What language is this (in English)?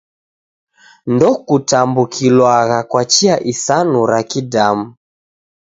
Taita